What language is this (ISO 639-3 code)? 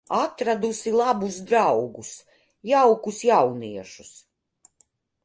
lav